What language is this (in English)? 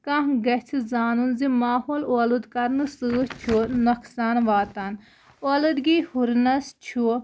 Kashmiri